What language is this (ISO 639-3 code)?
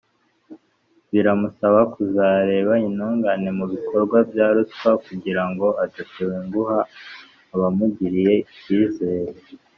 kin